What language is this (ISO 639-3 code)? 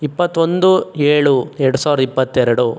kan